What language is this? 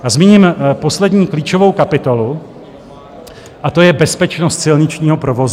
Czech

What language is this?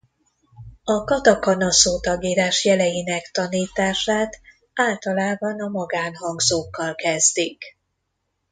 Hungarian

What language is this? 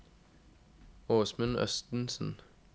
Norwegian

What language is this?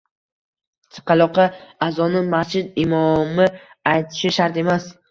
Uzbek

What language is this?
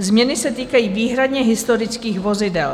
Czech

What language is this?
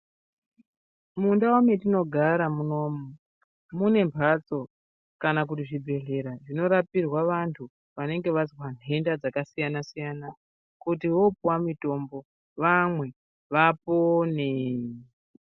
Ndau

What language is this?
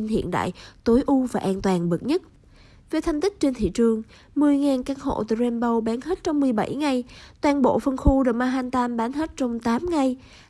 Vietnamese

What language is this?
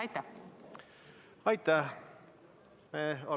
Estonian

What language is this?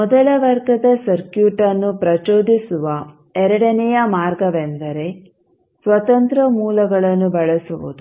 Kannada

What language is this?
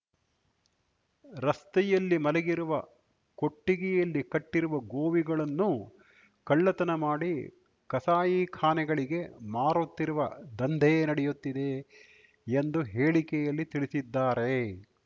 Kannada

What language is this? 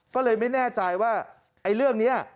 Thai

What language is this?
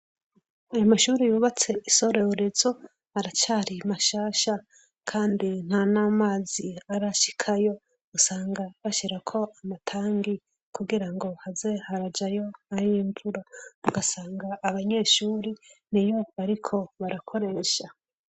Rundi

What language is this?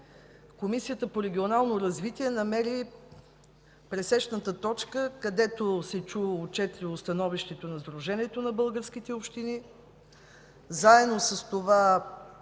Bulgarian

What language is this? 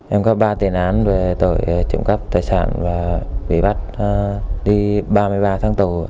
Vietnamese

